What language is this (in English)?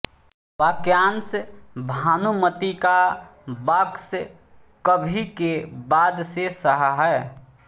Hindi